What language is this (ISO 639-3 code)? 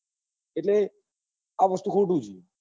guj